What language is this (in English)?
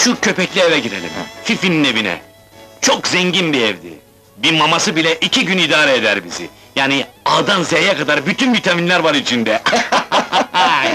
Turkish